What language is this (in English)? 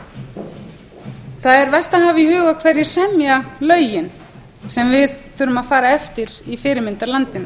Icelandic